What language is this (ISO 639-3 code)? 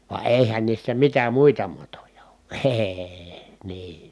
fin